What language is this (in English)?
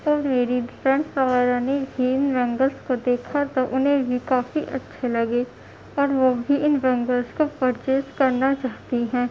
Urdu